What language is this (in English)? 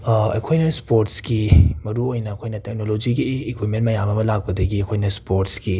Manipuri